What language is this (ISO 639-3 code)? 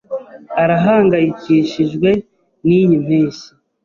kin